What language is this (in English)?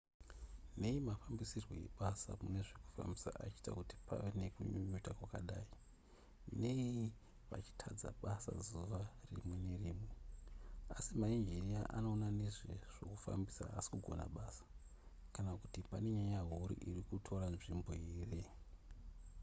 Shona